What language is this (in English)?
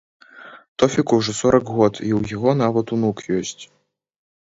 Belarusian